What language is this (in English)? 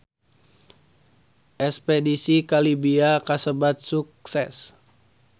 Sundanese